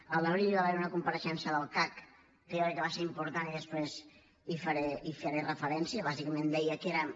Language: Catalan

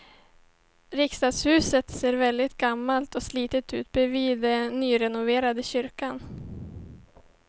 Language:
Swedish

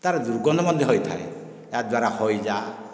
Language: Odia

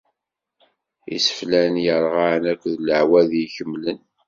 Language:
Kabyle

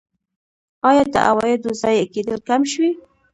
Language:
Pashto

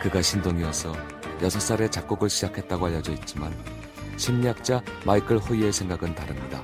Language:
Korean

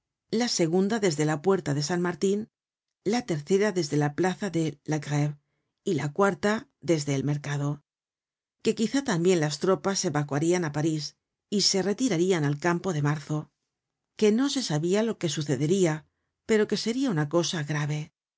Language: Spanish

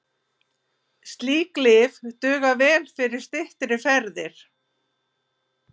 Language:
Icelandic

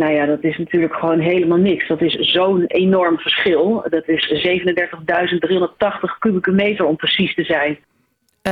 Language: Dutch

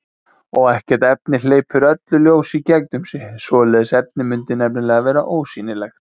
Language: Icelandic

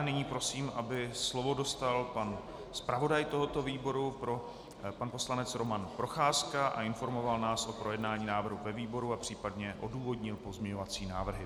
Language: Czech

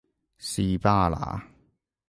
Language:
Cantonese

